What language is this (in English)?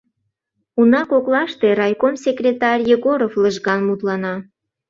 Mari